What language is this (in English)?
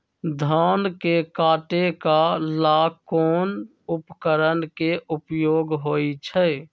Magahi